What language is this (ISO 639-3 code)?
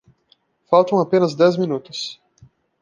por